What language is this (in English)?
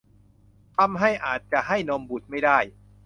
Thai